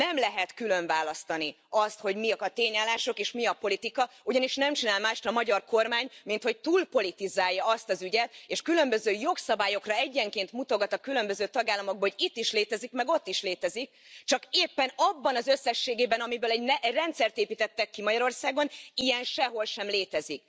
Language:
Hungarian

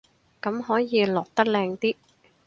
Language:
Cantonese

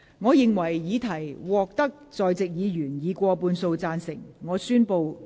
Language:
Cantonese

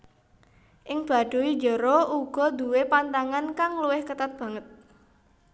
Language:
Javanese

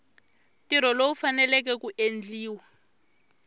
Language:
Tsonga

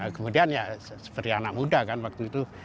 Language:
Indonesian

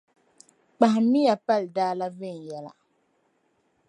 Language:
Dagbani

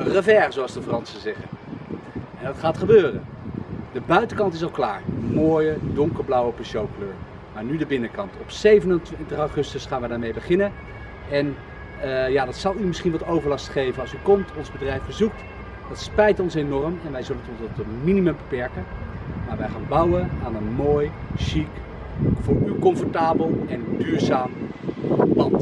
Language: Dutch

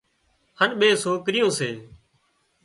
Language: Wadiyara Koli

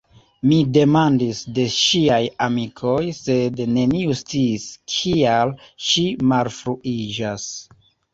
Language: Esperanto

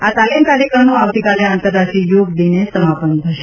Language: Gujarati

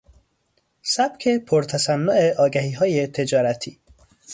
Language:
Persian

